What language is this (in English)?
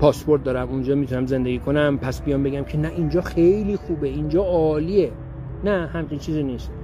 Persian